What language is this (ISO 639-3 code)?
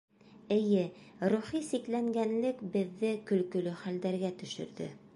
bak